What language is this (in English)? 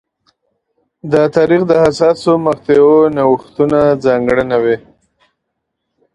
Pashto